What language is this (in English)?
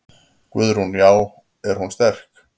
Icelandic